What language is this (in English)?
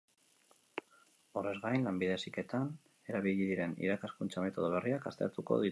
Basque